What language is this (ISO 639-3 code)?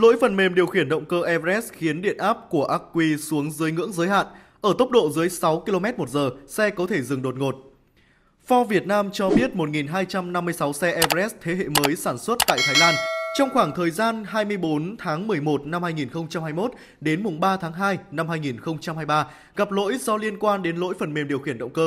vie